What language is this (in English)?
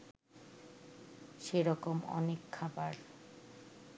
Bangla